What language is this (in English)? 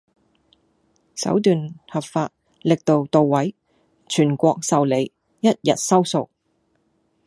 Cantonese